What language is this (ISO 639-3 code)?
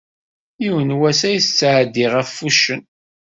kab